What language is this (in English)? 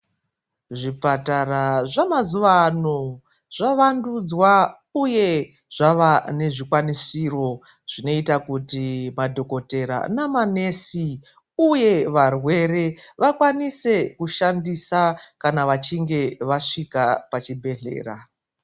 Ndau